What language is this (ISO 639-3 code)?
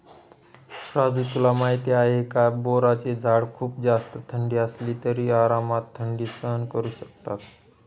mar